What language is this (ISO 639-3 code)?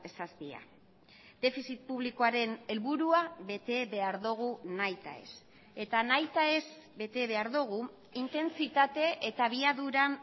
eus